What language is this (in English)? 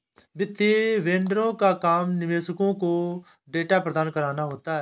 Hindi